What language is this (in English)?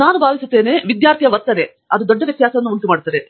Kannada